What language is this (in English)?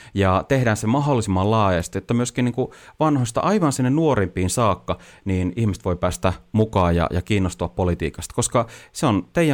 Finnish